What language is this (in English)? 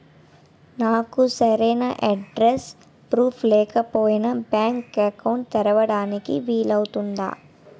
Telugu